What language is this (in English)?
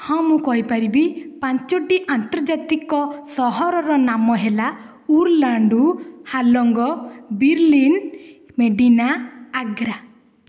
Odia